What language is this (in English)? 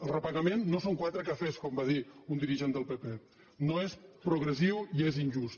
Catalan